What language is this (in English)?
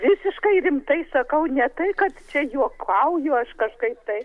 Lithuanian